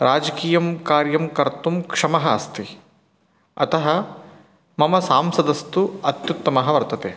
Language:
Sanskrit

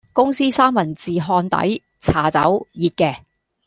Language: Cantonese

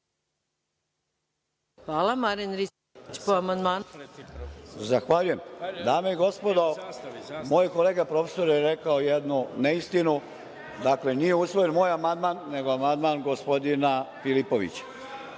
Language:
Serbian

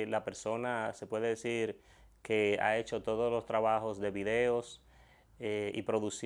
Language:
Spanish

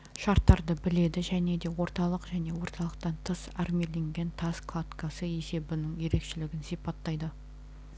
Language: Kazakh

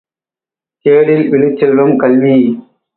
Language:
Tamil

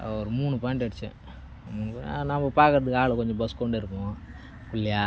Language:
Tamil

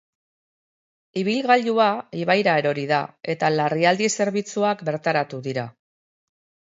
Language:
Basque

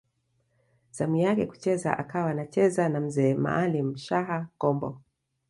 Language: Swahili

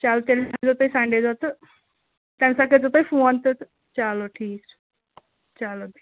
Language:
Kashmiri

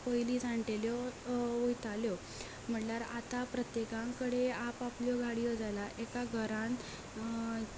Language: Konkani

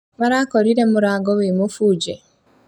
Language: Kikuyu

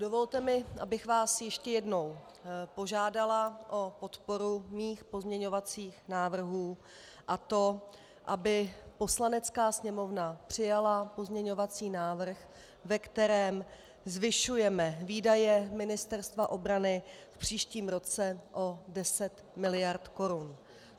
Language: Czech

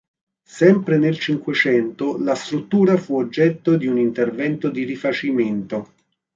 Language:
Italian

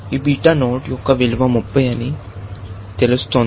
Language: Telugu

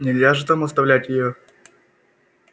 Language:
Russian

